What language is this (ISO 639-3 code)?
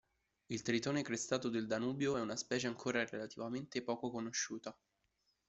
ita